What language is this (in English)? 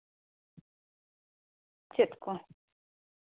Santali